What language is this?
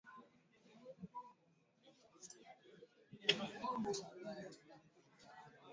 Swahili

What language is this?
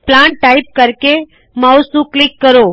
Punjabi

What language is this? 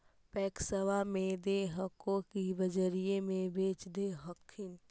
Magahi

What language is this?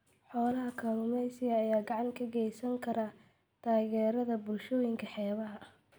Somali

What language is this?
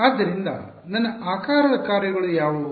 Kannada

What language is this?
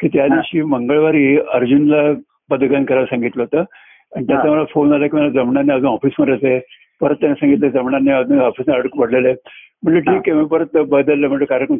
Marathi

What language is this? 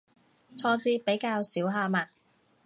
Cantonese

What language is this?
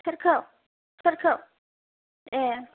Bodo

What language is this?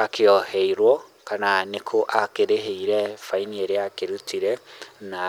Kikuyu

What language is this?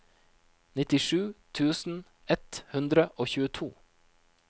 Norwegian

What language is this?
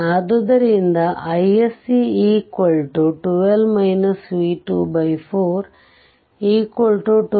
Kannada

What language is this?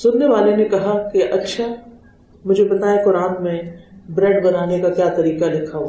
Urdu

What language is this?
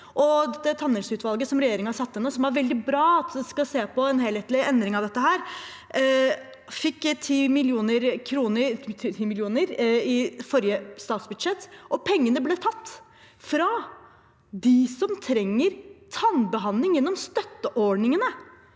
Norwegian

